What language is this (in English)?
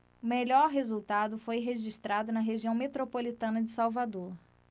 Portuguese